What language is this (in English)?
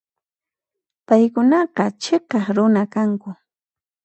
Puno Quechua